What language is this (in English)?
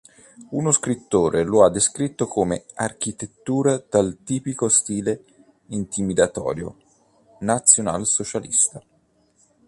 Italian